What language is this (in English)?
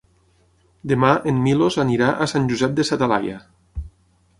Catalan